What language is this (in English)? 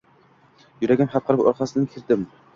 Uzbek